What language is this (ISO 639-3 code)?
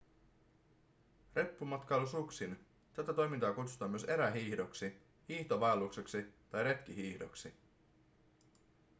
fin